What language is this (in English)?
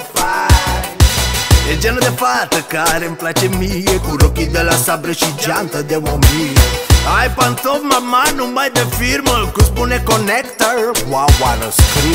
Romanian